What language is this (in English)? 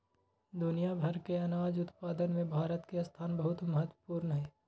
Magahi